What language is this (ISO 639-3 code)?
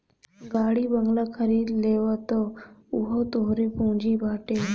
bho